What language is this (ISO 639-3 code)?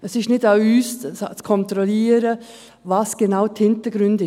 gsw